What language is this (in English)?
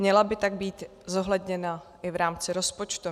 Czech